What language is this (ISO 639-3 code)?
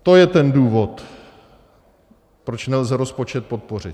ces